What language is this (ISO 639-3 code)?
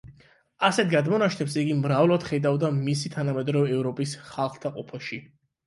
kat